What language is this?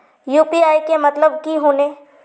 Magahi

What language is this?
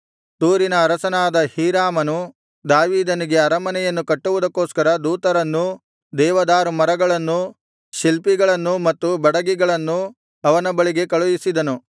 Kannada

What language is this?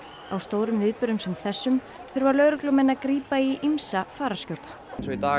Icelandic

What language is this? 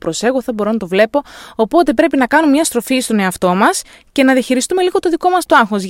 Greek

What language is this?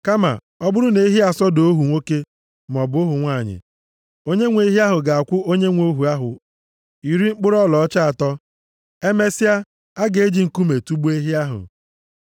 Igbo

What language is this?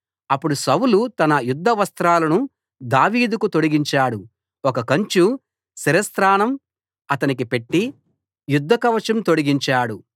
Telugu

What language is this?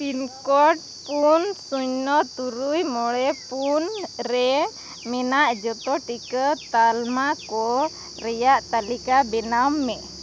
Santali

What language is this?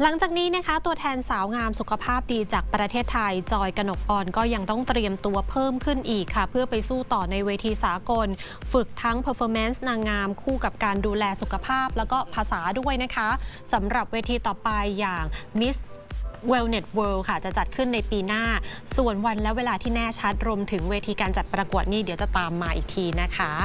Thai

